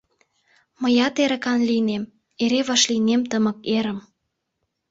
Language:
Mari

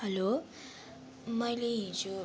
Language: Nepali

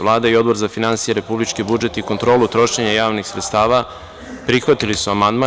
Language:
Serbian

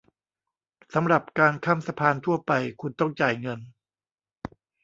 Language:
Thai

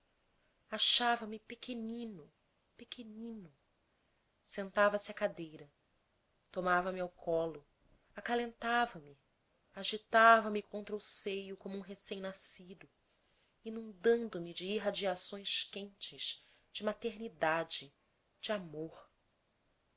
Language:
Portuguese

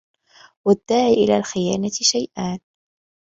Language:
Arabic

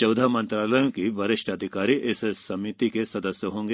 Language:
Hindi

